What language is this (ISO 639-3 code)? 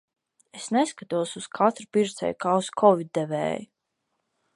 lav